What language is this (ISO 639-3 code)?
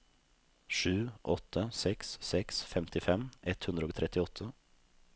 nor